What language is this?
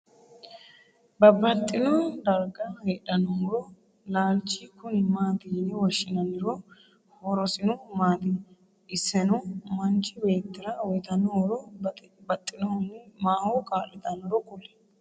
Sidamo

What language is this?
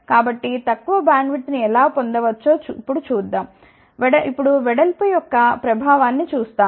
Telugu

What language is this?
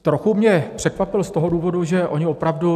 Czech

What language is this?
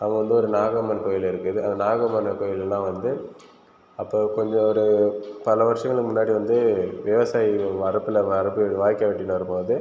Tamil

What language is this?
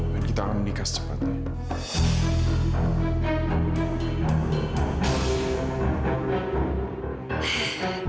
Indonesian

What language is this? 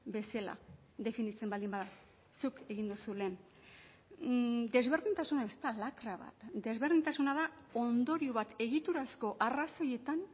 Basque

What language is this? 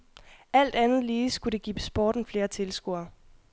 Danish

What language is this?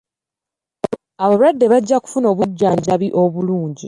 Ganda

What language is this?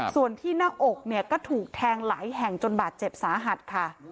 Thai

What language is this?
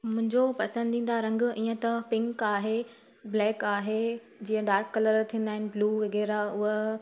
Sindhi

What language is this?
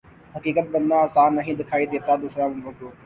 Urdu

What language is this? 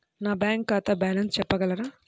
Telugu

